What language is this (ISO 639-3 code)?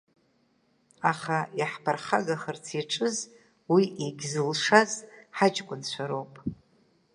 abk